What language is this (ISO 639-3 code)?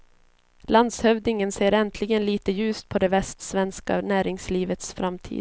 swe